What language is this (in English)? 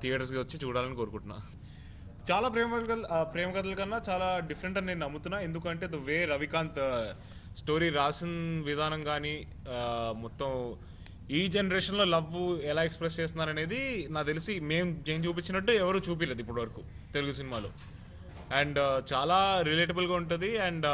Telugu